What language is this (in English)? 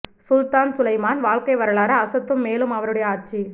Tamil